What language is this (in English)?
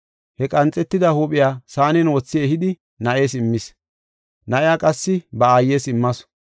Gofa